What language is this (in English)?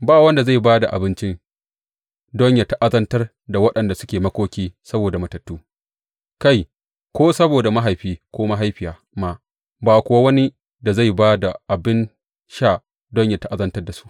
Hausa